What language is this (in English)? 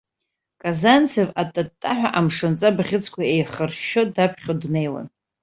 Abkhazian